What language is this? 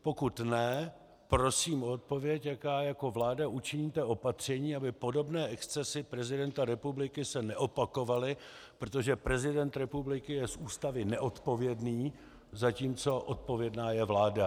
Czech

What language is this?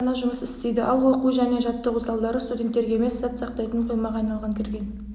Kazakh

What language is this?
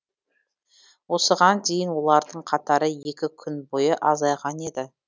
Kazakh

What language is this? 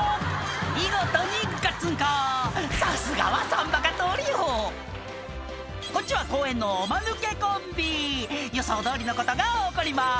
Japanese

